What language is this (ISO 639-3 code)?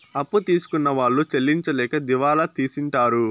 tel